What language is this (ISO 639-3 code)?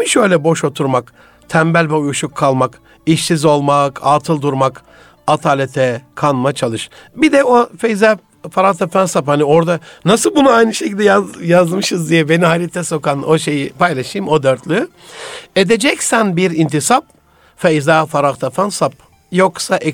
tur